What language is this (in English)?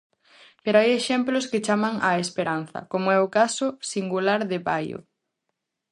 Galician